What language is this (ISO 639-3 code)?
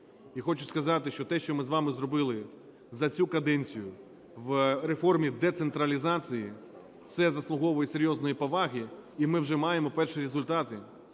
ukr